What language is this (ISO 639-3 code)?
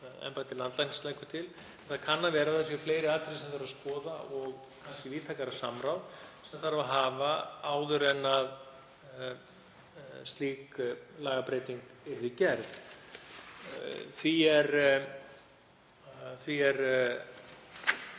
isl